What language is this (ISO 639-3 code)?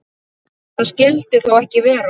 isl